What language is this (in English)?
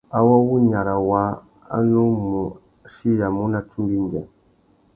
Tuki